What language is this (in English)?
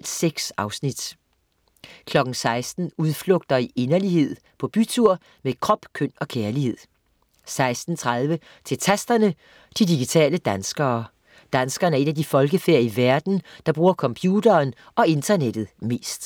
Danish